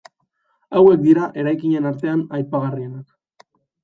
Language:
Basque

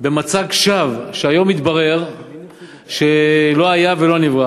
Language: Hebrew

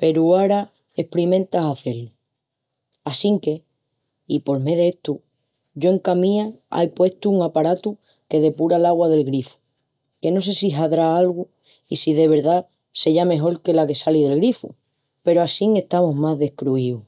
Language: Extremaduran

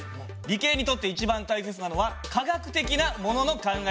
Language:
Japanese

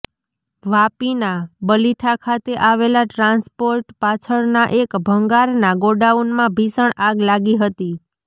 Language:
Gujarati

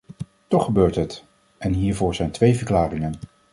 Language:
Dutch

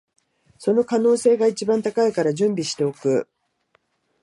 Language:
Japanese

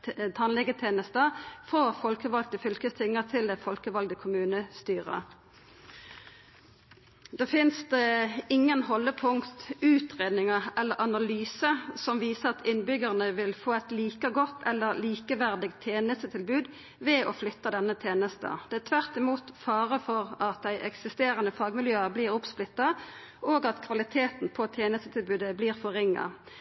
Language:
Norwegian Nynorsk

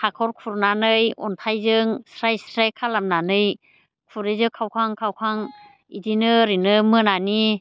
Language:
Bodo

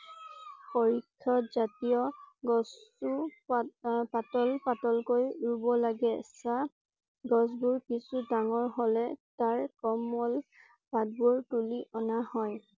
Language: Assamese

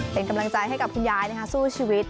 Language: Thai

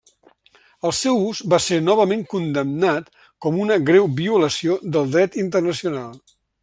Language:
Catalan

